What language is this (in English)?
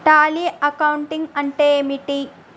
Telugu